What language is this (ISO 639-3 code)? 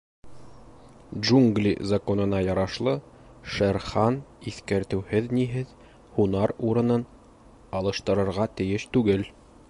bak